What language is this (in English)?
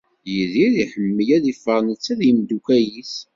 Kabyle